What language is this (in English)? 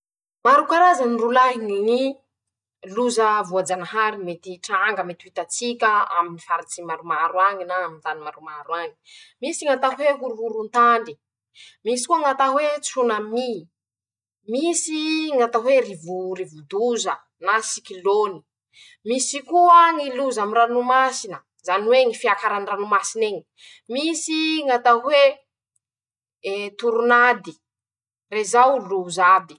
Masikoro Malagasy